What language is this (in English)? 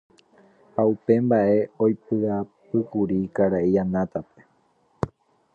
Guarani